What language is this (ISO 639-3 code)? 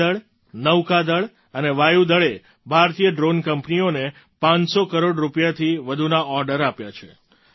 guj